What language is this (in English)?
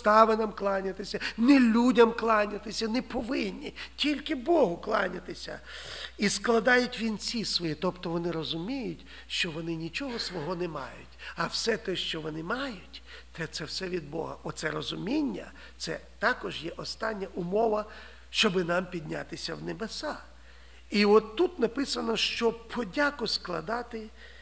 Ukrainian